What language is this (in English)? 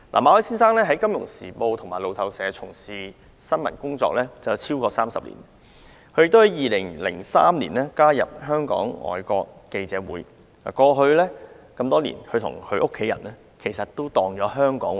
Cantonese